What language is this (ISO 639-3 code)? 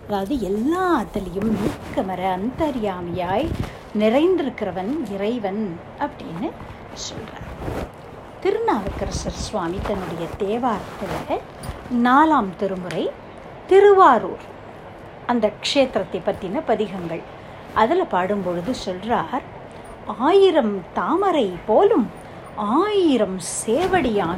tam